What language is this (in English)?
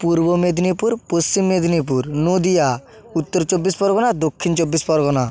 Bangla